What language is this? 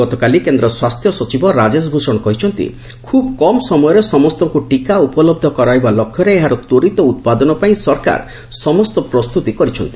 Odia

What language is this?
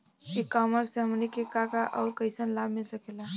Bhojpuri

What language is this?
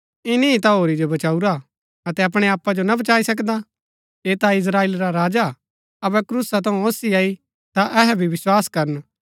Gaddi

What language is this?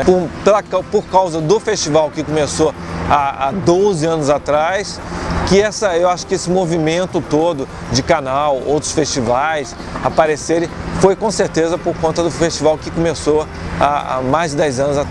Portuguese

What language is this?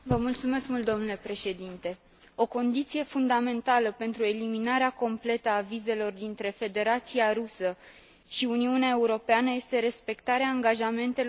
Romanian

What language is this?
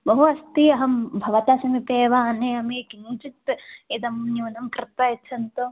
Sanskrit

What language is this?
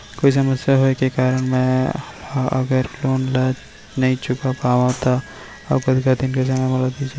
Chhattisgarhi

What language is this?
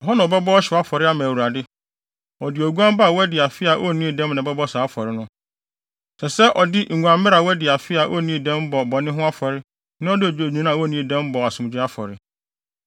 Akan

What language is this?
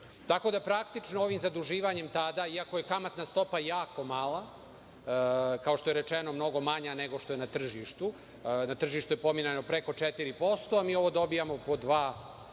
Serbian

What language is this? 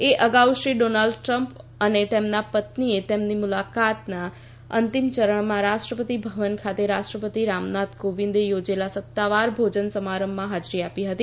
Gujarati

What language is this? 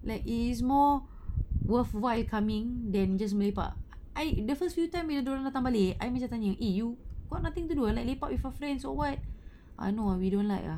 English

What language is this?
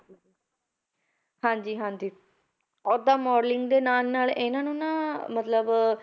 Punjabi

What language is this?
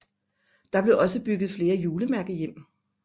Danish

